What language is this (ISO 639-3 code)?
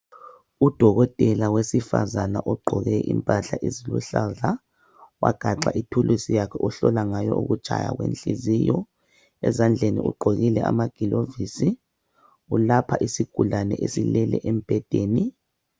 nde